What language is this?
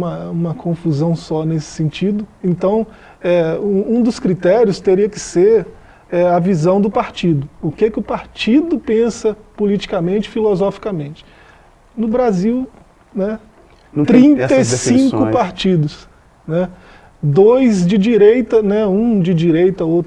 Portuguese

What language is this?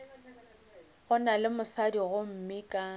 Northern Sotho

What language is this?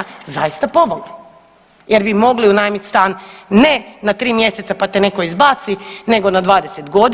Croatian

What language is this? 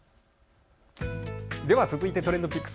Japanese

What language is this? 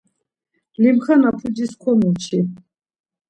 Laz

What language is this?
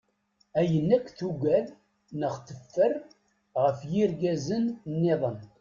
Kabyle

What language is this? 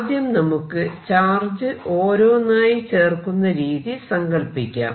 Malayalam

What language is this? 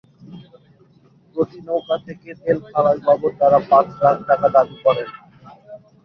Bangla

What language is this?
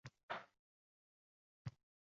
Uzbek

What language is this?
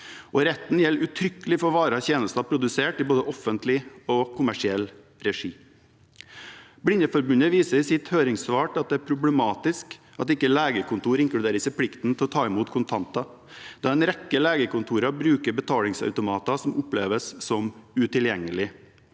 Norwegian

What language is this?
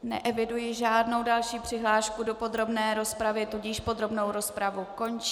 Czech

